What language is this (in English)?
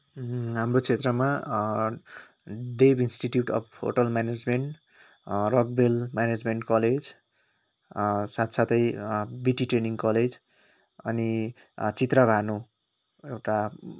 Nepali